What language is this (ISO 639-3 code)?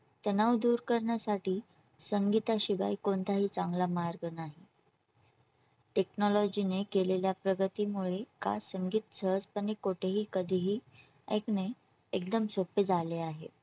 mar